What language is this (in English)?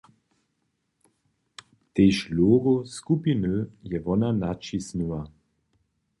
Upper Sorbian